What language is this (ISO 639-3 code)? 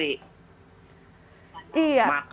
ind